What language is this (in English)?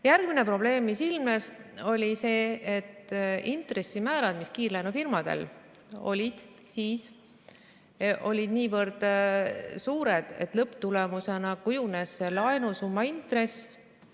Estonian